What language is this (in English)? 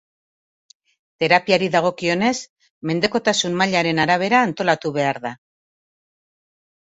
Basque